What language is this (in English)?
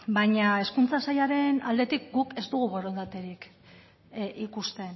Basque